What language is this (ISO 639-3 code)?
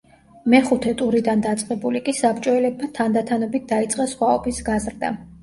kat